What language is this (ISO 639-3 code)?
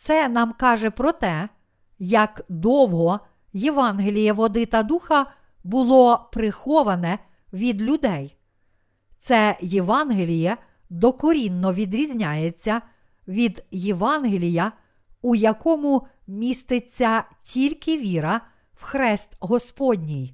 ukr